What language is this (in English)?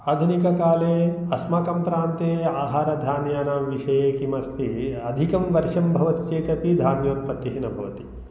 Sanskrit